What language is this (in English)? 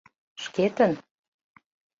Mari